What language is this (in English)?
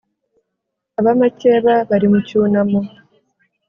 Kinyarwanda